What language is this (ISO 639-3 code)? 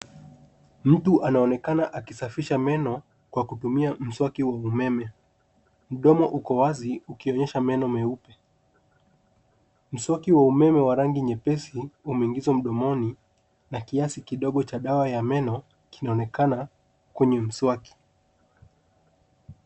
swa